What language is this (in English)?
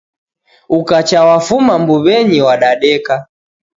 Taita